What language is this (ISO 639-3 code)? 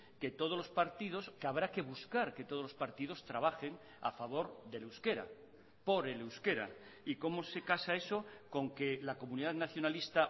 spa